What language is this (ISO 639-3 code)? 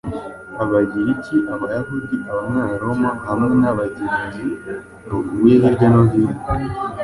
kin